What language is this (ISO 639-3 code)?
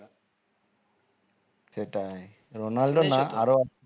ben